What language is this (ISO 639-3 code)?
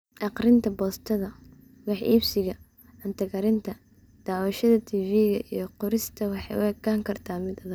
som